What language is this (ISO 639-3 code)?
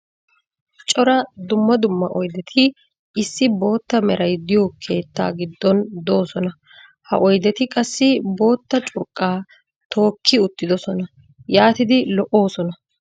wal